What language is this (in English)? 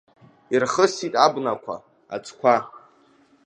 Abkhazian